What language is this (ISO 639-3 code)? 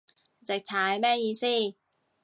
yue